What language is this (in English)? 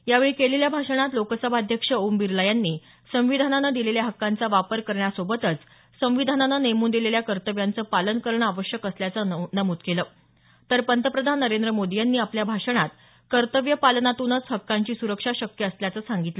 Marathi